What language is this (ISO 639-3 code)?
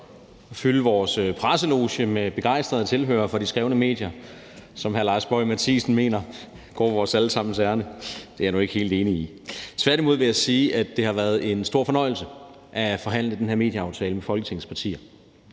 dan